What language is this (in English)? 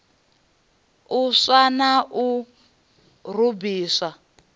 Venda